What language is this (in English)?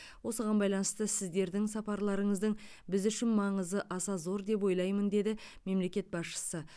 Kazakh